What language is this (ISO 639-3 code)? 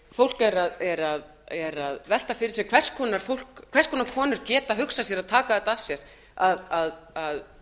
isl